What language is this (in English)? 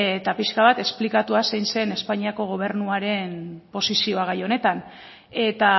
Basque